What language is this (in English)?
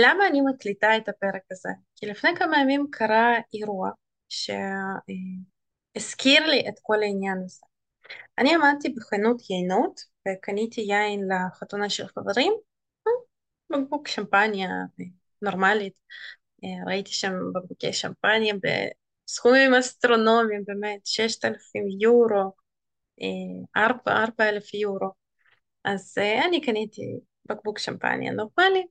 Hebrew